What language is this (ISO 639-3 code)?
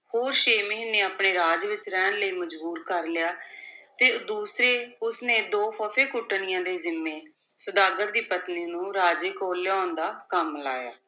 pan